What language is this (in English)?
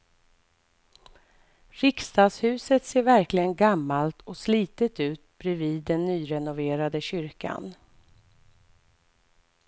Swedish